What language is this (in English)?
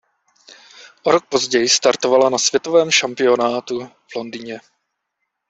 Czech